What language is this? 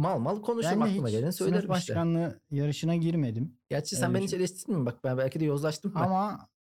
Turkish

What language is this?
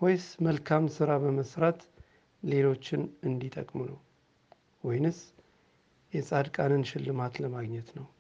Amharic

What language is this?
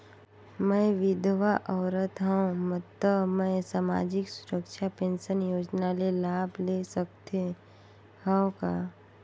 Chhattisgarhi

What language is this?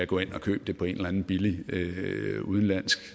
Danish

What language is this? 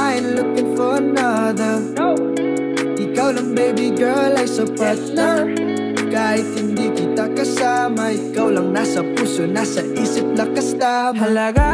Indonesian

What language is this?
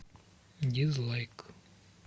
Russian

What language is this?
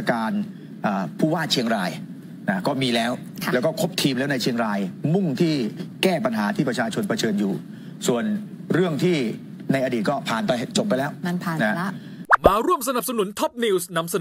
Thai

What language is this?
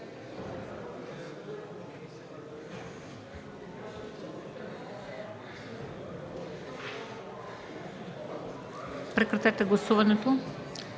Bulgarian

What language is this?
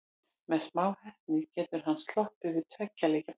Icelandic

